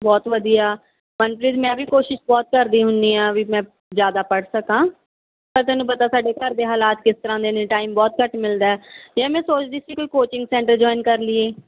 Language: Punjabi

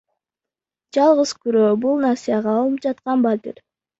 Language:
Kyrgyz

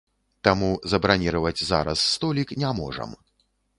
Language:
Belarusian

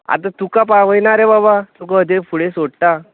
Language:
Konkani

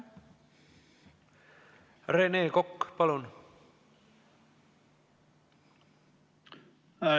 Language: Estonian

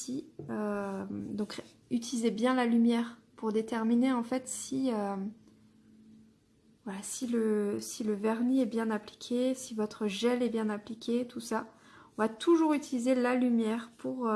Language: French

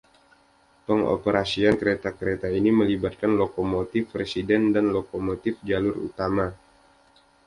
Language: Indonesian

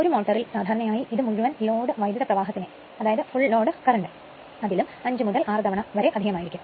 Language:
Malayalam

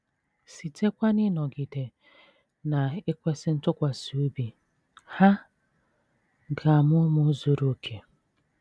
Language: Igbo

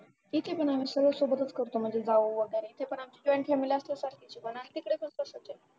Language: Marathi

